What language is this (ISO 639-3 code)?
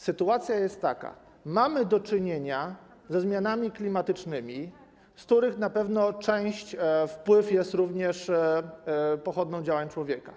pol